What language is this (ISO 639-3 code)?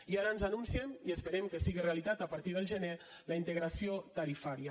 cat